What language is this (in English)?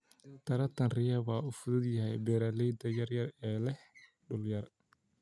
Somali